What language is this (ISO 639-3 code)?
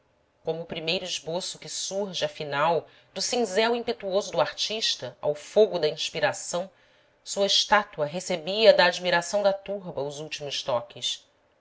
por